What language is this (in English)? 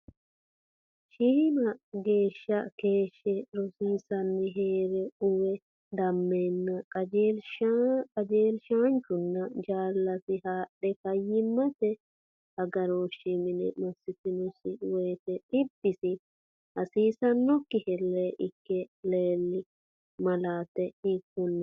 Sidamo